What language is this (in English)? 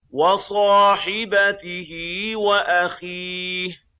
Arabic